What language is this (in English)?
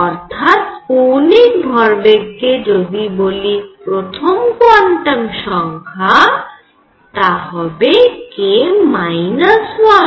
Bangla